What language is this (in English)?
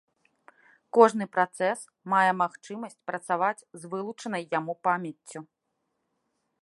Belarusian